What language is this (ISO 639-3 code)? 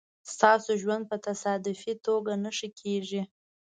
pus